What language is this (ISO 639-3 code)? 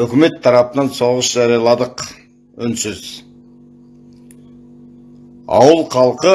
tur